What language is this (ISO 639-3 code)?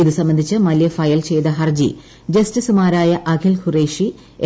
mal